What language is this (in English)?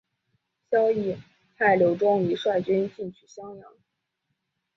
Chinese